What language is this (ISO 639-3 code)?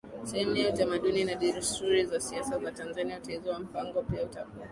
swa